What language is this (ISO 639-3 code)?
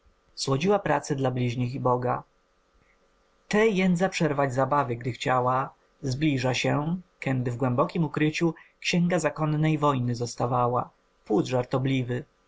pol